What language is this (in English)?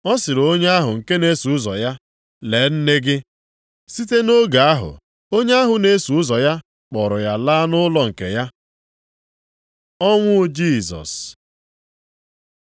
Igbo